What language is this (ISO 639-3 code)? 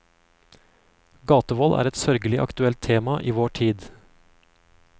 nor